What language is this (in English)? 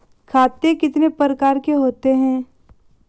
Hindi